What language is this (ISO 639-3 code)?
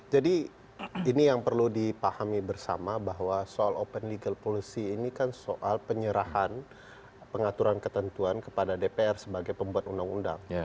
ind